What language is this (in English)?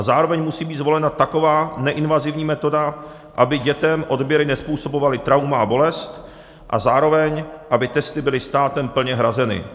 Czech